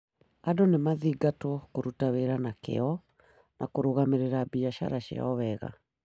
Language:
Kikuyu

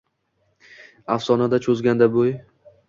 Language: Uzbek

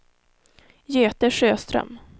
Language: Swedish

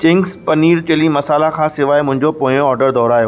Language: Sindhi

